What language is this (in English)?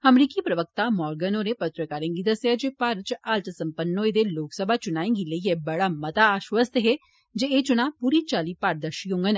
Dogri